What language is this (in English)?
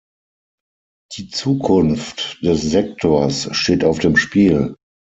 German